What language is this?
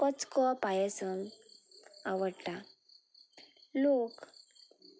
Konkani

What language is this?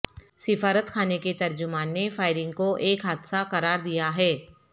Urdu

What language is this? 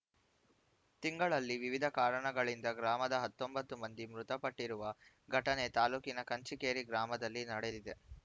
Kannada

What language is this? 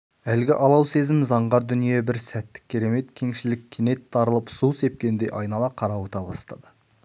Kazakh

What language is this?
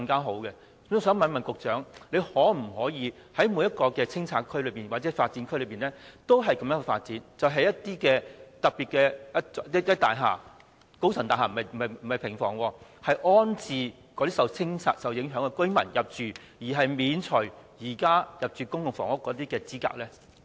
Cantonese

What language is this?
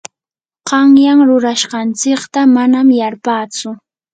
Yanahuanca Pasco Quechua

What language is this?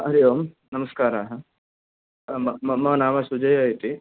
Sanskrit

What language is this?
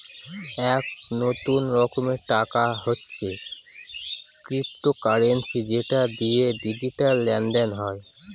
Bangla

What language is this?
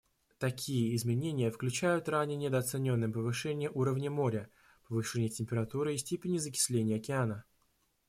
Russian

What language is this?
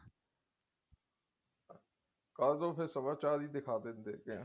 Punjabi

